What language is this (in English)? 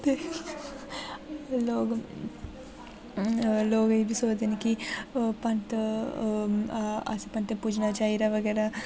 Dogri